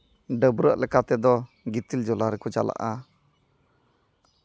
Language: Santali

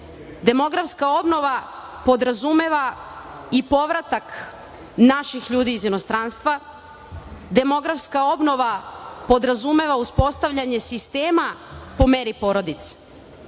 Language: Serbian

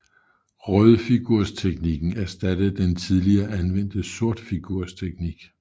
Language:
Danish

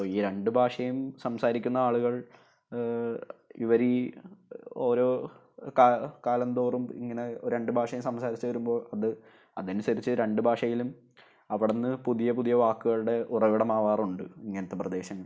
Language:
Malayalam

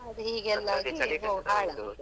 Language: Kannada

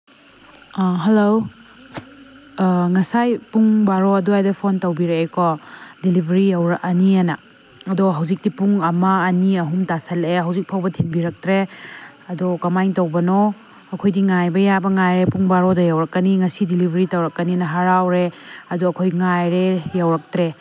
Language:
Manipuri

